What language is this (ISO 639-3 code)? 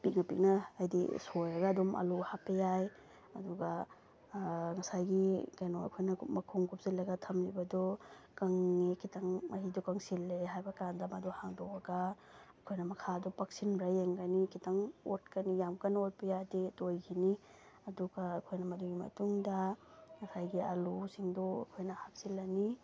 mni